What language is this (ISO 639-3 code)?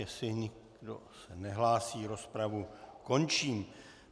ces